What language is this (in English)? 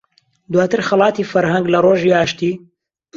Central Kurdish